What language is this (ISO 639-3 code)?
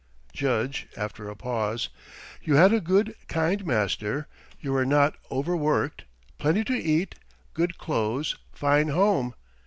eng